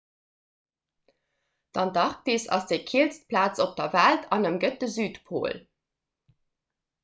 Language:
Luxembourgish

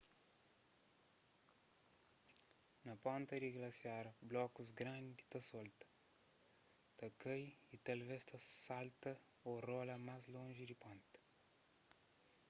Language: Kabuverdianu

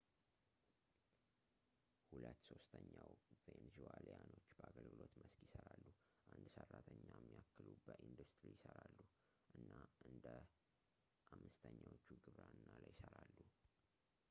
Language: Amharic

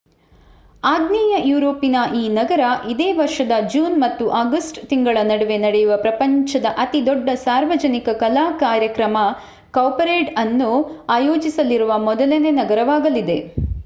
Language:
Kannada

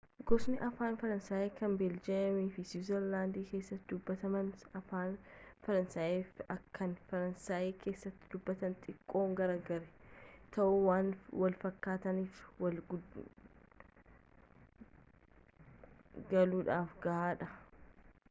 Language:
Oromo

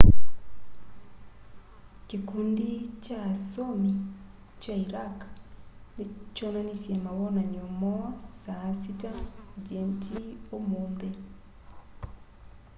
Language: Kamba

